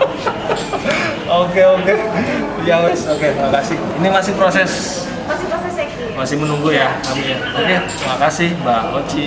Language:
Indonesian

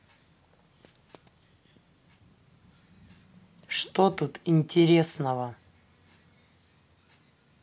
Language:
Russian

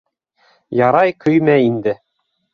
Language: Bashkir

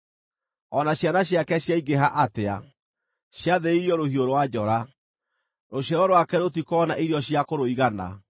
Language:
Kikuyu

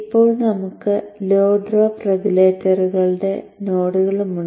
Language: Malayalam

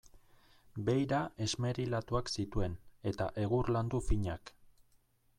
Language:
Basque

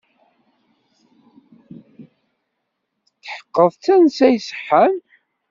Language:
Kabyle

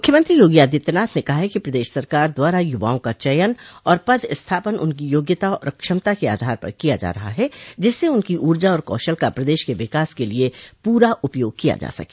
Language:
Hindi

